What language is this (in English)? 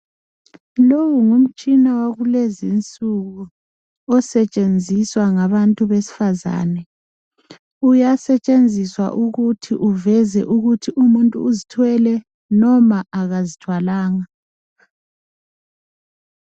North Ndebele